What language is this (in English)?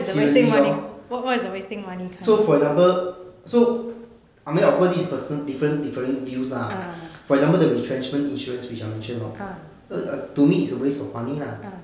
English